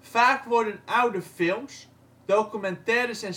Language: Dutch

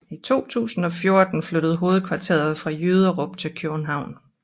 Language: Danish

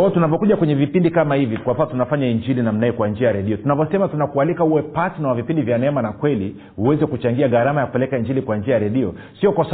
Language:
Swahili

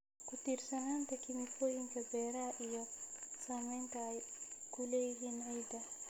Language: Somali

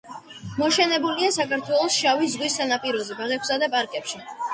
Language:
Georgian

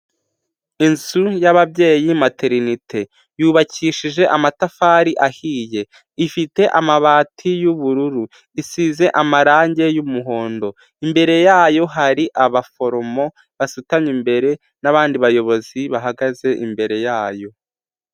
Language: Kinyarwanda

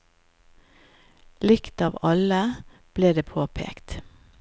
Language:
Norwegian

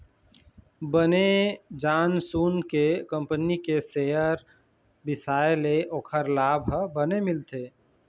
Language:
Chhattisgarhi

